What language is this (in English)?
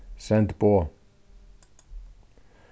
Faroese